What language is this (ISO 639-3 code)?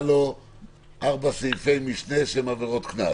heb